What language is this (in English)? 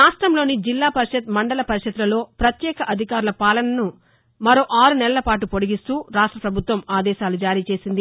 Telugu